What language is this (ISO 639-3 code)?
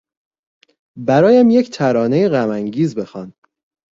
fas